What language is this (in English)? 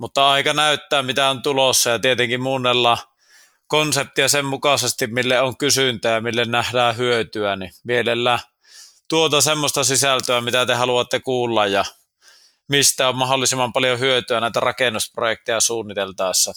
Finnish